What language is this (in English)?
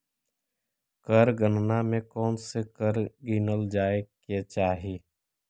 Magahi